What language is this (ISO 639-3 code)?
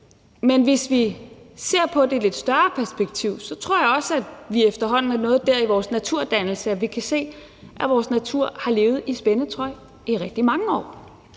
dan